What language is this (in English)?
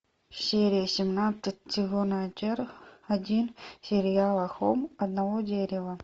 Russian